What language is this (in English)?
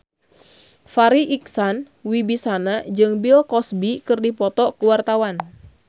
Sundanese